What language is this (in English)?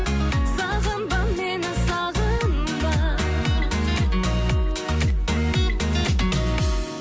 Kazakh